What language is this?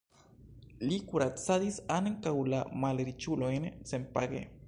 Esperanto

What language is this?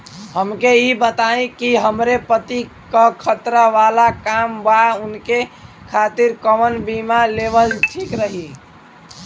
Bhojpuri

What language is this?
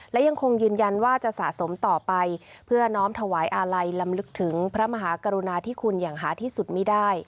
Thai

